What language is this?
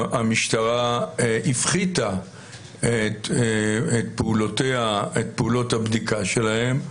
Hebrew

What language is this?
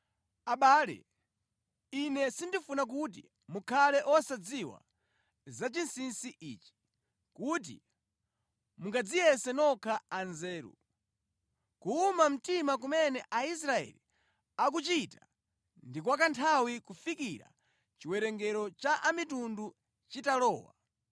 Nyanja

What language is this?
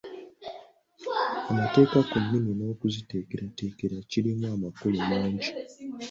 Ganda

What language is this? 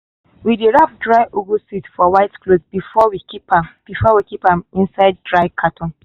Nigerian Pidgin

